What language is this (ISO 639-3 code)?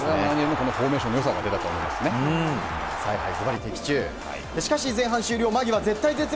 jpn